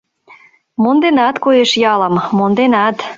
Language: Mari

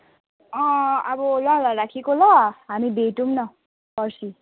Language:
Nepali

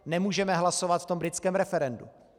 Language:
Czech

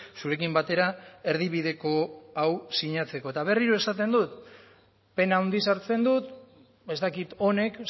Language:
Basque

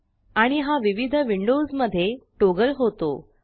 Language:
Marathi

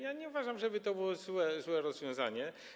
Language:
Polish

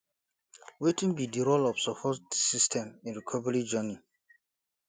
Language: Nigerian Pidgin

